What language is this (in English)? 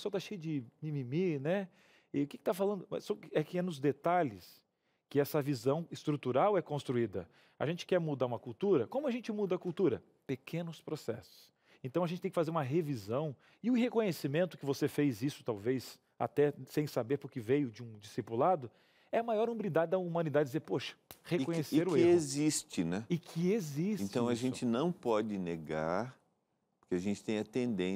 Portuguese